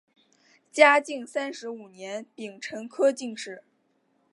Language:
Chinese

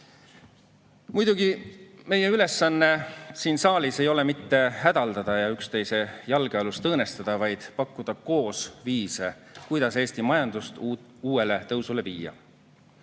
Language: Estonian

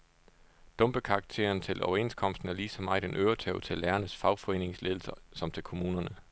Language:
Danish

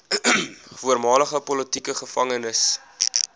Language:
Afrikaans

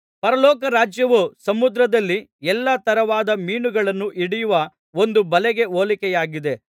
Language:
Kannada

